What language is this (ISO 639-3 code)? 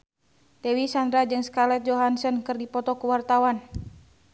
sun